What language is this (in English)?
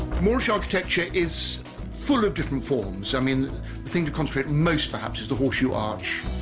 English